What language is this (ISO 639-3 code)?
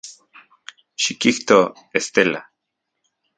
ncx